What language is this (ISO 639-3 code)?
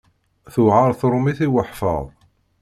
kab